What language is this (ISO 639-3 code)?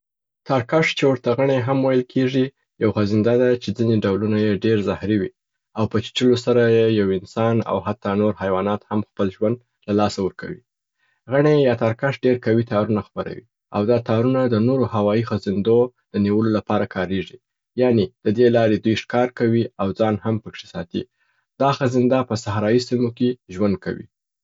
pbt